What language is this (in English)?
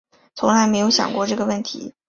Chinese